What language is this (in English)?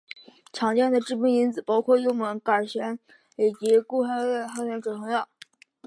Chinese